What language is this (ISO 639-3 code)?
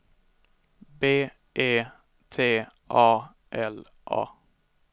swe